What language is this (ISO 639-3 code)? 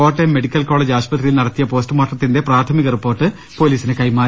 mal